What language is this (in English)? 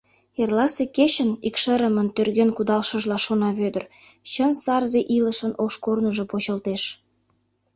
Mari